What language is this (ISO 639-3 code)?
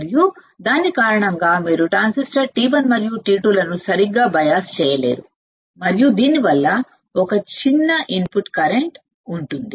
tel